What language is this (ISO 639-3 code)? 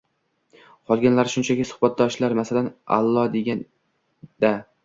uzb